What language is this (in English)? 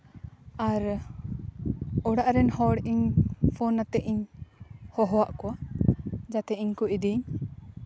Santali